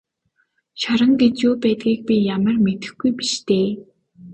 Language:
Mongolian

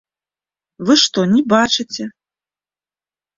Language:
Belarusian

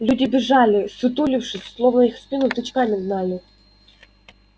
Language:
Russian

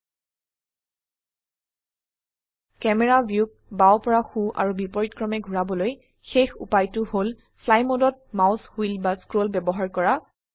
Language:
Assamese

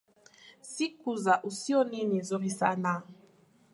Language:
Swahili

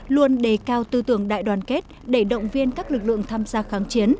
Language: Vietnamese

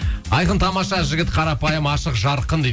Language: Kazakh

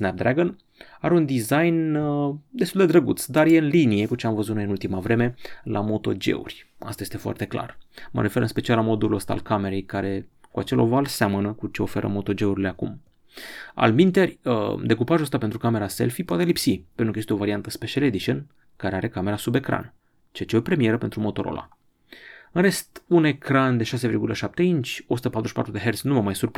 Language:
Romanian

